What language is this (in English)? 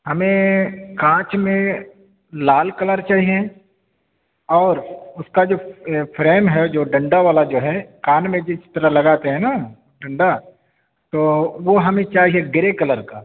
Urdu